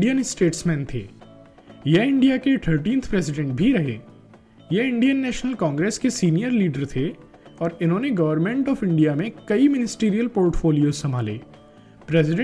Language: Hindi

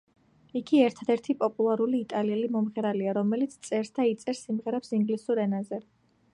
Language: Georgian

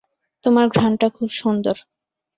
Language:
Bangla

